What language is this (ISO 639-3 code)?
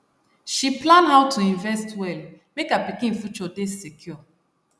pcm